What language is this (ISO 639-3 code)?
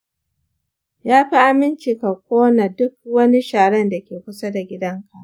hau